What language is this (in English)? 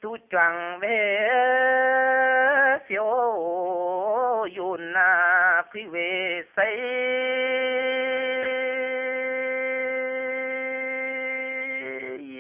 Indonesian